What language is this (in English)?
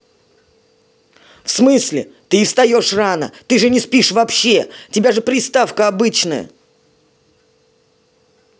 Russian